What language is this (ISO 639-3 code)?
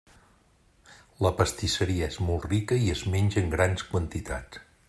cat